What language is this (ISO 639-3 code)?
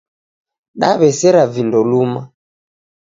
dav